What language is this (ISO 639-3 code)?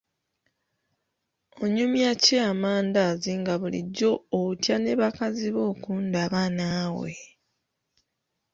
lug